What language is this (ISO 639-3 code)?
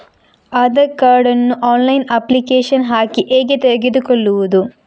kan